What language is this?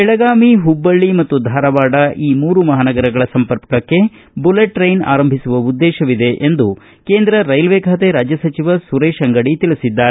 Kannada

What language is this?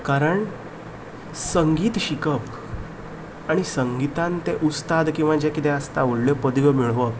Konkani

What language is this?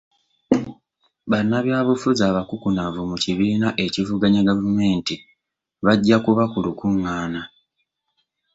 Ganda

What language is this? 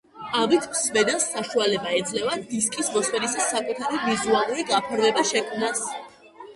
Georgian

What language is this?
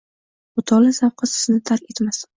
Uzbek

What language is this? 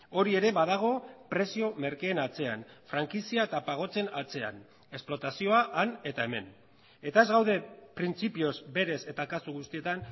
Basque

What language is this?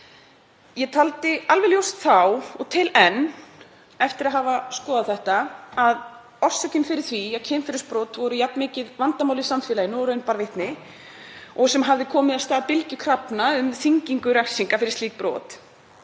Icelandic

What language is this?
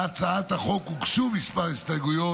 Hebrew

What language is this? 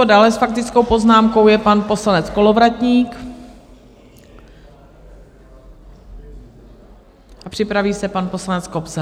Czech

